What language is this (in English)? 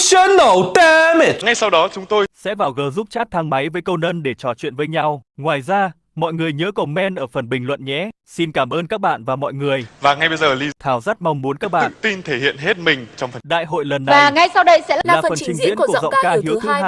Vietnamese